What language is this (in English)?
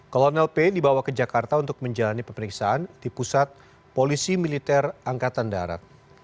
Indonesian